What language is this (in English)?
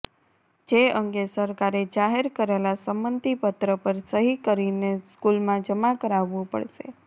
Gujarati